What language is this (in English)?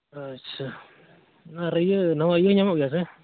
Santali